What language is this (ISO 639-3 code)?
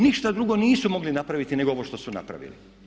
hrv